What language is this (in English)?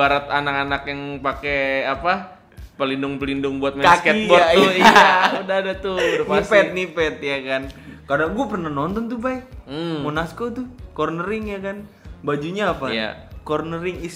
Indonesian